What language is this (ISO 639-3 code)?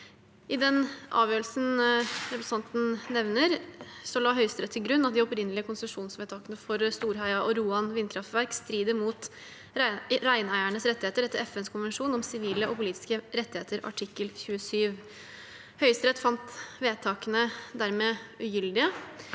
nor